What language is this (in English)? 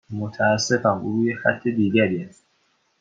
Persian